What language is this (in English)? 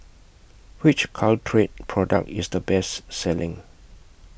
English